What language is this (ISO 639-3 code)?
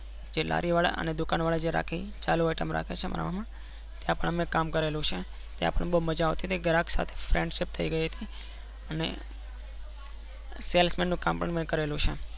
guj